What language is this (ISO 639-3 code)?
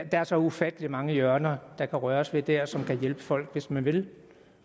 dan